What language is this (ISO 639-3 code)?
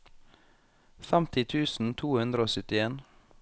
nor